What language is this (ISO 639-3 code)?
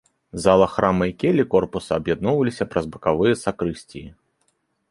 bel